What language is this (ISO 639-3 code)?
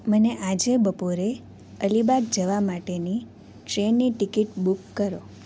guj